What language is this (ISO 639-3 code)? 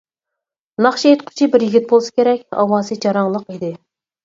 uig